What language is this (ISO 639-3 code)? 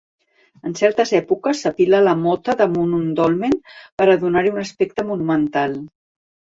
cat